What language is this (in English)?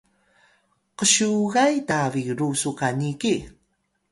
Atayal